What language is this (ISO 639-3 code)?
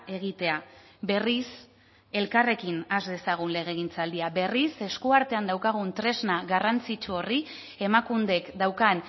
eus